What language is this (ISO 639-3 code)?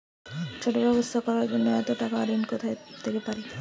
ben